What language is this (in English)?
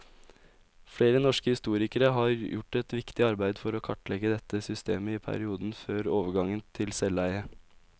Norwegian